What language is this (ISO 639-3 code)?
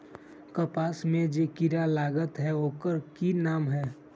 mag